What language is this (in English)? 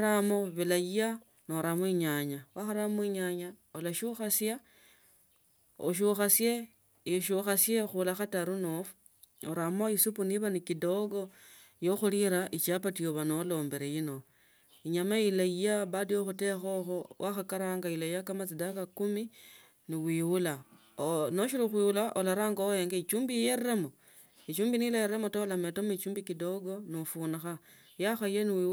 Tsotso